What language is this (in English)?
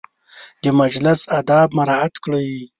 Pashto